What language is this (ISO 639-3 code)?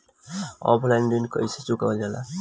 bho